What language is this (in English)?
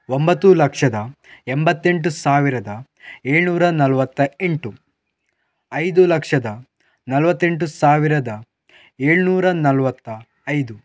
Kannada